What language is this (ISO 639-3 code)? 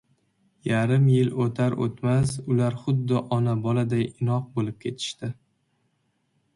uzb